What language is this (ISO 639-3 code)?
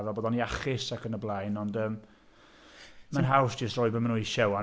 cym